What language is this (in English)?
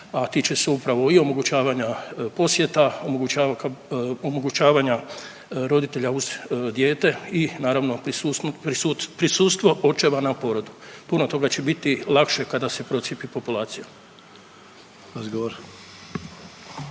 Croatian